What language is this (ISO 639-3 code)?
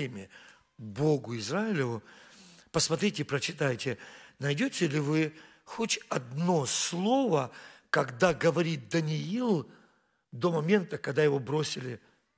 rus